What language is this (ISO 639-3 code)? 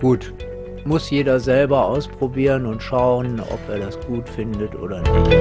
deu